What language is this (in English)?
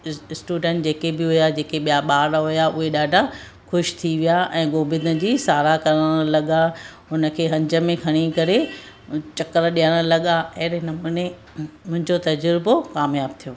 Sindhi